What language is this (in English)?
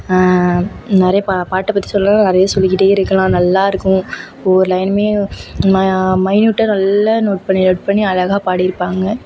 Tamil